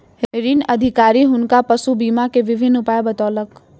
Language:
Maithili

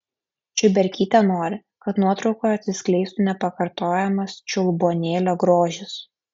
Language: Lithuanian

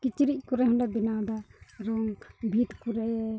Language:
Santali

